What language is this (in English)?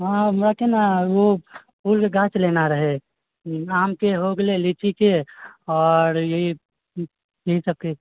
Maithili